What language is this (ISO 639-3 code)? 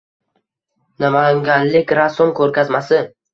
uzb